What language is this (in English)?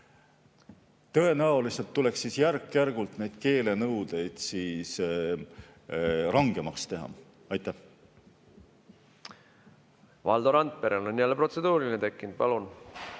Estonian